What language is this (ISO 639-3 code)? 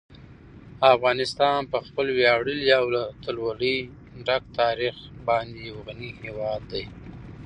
pus